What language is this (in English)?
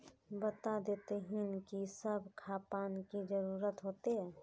Magahi